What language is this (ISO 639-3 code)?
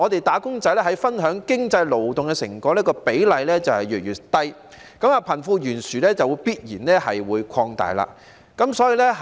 yue